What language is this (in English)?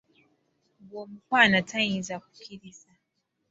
Ganda